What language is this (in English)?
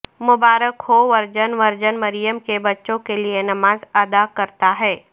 Urdu